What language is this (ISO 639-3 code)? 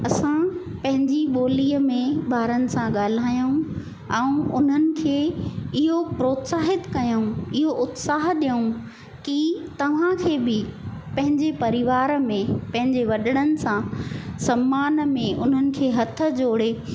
snd